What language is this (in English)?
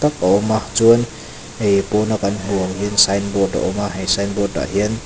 Mizo